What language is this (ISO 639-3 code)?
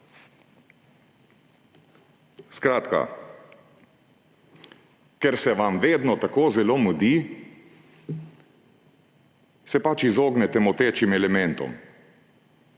slv